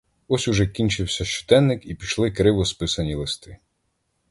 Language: Ukrainian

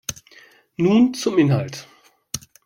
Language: German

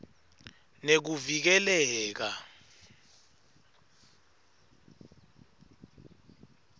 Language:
Swati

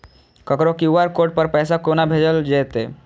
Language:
Maithili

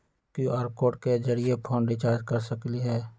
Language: Magahi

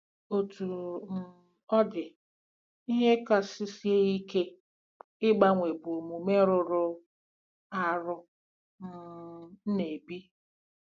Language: Igbo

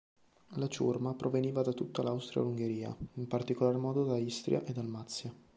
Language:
Italian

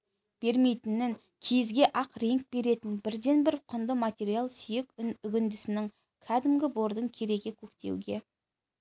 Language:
Kazakh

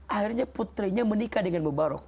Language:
Indonesian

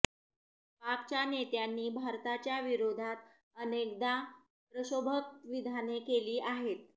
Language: Marathi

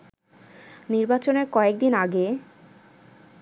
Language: Bangla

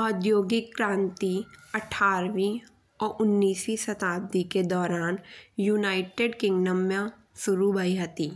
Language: Bundeli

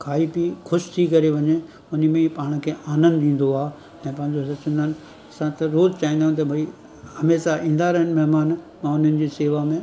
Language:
Sindhi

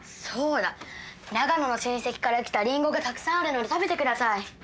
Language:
Japanese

